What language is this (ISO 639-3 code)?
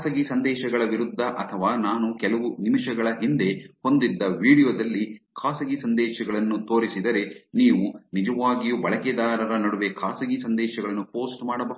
kan